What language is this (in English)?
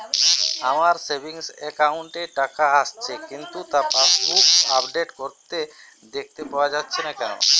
Bangla